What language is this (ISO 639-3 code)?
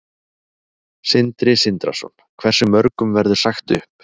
isl